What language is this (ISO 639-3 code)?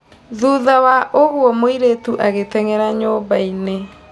kik